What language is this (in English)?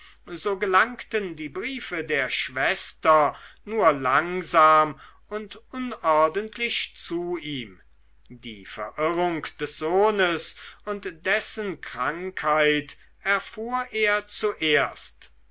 German